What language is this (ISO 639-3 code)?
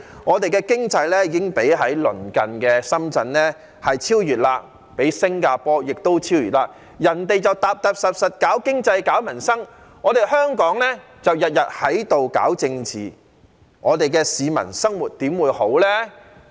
yue